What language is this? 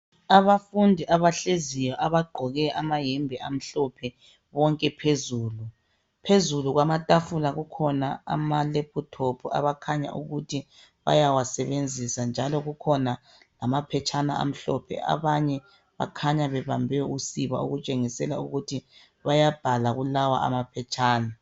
North Ndebele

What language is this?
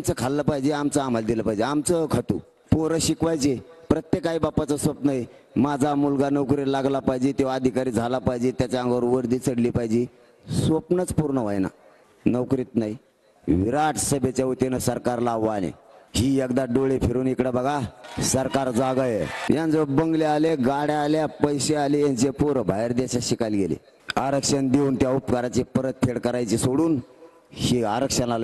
Hindi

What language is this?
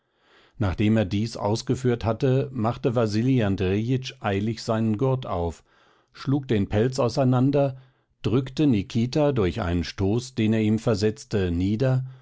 German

